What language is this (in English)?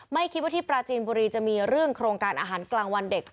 Thai